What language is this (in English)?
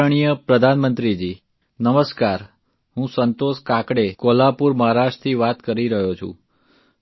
Gujarati